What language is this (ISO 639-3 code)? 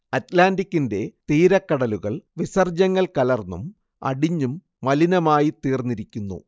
mal